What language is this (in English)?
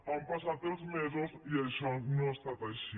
Catalan